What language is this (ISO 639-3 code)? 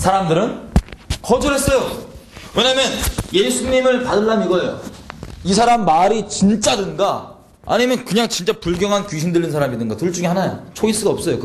kor